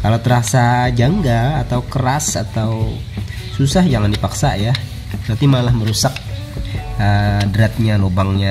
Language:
Indonesian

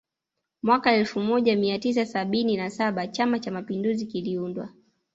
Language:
Swahili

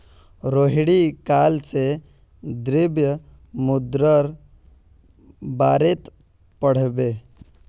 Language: Magahi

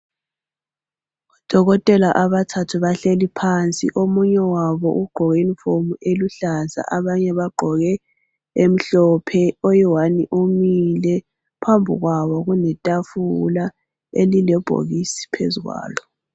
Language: North Ndebele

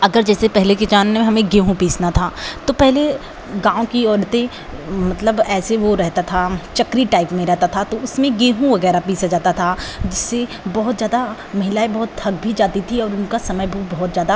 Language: Hindi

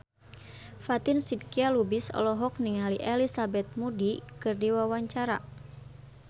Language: Sundanese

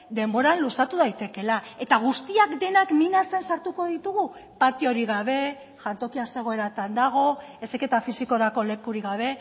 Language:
Basque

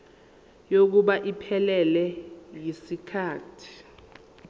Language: Zulu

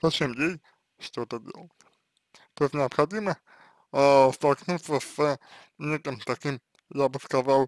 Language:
Russian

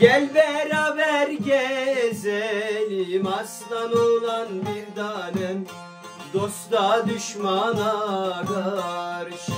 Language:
Turkish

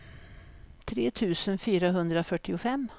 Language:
Swedish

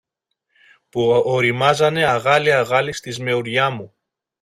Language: Greek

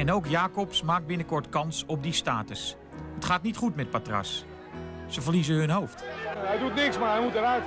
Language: Dutch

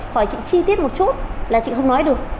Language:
Vietnamese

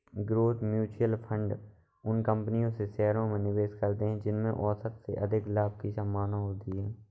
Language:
Hindi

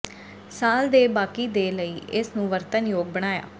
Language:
Punjabi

